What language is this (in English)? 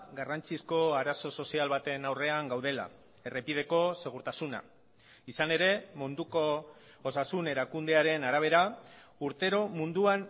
Basque